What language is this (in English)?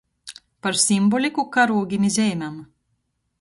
Latgalian